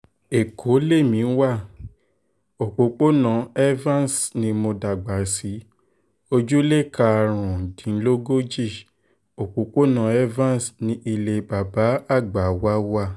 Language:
Yoruba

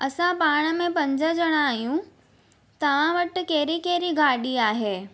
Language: Sindhi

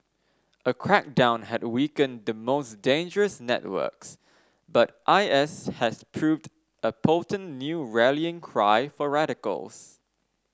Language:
English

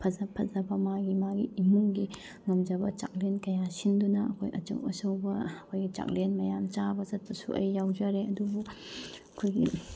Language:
Manipuri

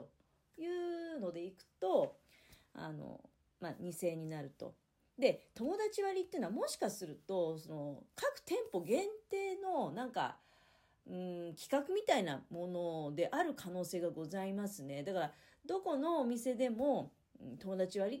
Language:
Japanese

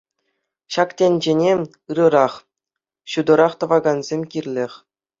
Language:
Chuvash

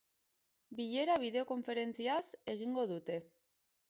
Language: Basque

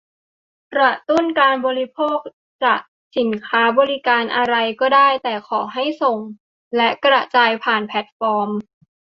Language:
Thai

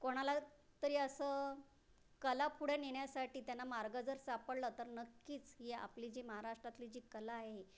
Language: Marathi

